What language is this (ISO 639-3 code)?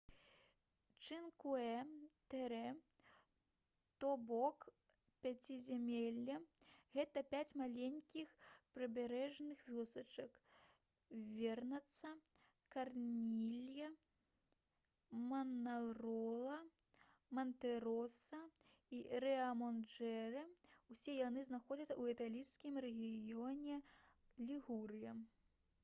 bel